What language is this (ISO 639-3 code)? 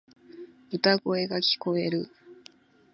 jpn